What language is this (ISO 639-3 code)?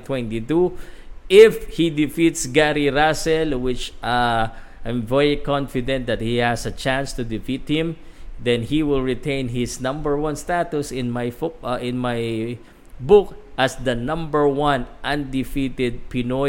fil